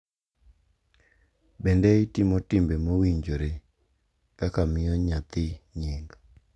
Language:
Luo (Kenya and Tanzania)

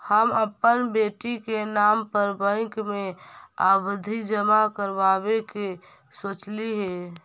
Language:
Magahi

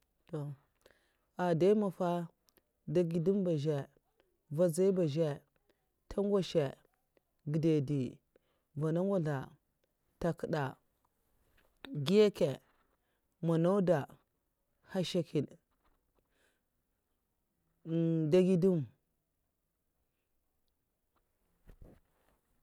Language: Mafa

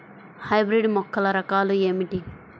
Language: Telugu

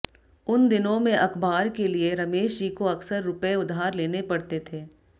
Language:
Hindi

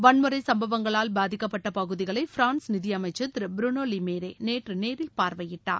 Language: Tamil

